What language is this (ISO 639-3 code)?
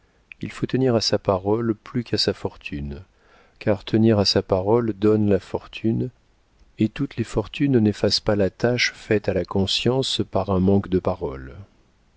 fra